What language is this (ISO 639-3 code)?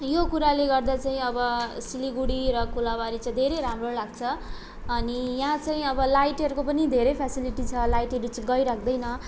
nep